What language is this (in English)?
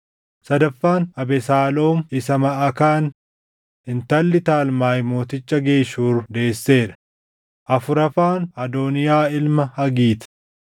Oromo